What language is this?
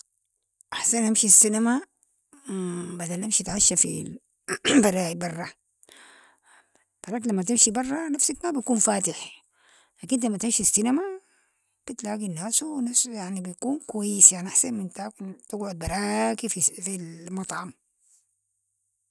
Sudanese Arabic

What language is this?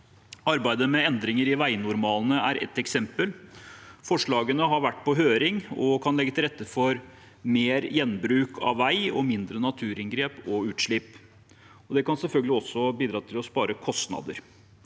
Norwegian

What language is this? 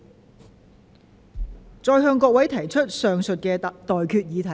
Cantonese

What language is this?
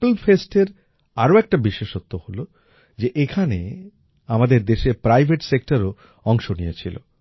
Bangla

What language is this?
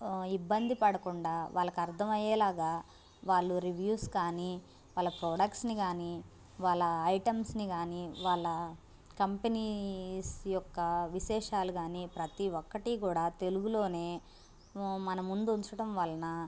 Telugu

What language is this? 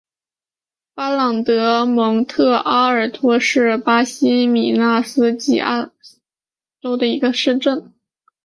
Chinese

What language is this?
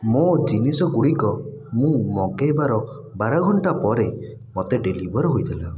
Odia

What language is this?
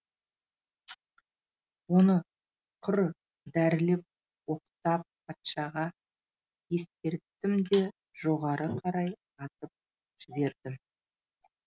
Kazakh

